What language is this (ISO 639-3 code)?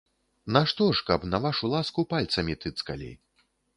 bel